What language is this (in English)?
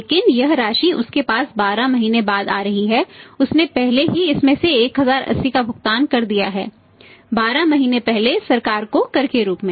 Hindi